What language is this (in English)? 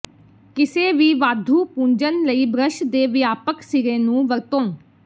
Punjabi